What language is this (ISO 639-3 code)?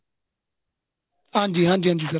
pan